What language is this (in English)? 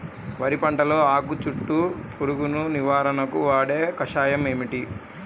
Telugu